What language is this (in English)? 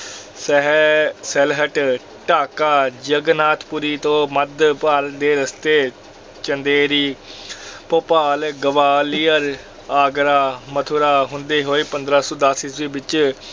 Punjabi